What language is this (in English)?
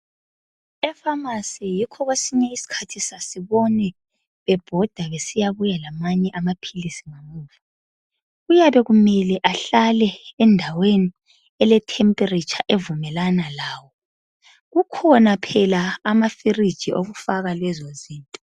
North Ndebele